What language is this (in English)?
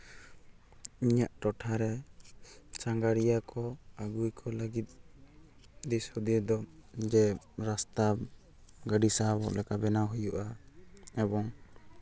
Santali